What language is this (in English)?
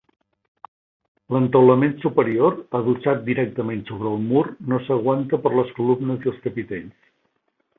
Catalan